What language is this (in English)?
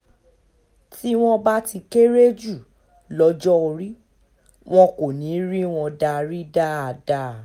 Yoruba